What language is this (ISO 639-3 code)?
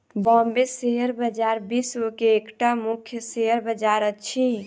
mai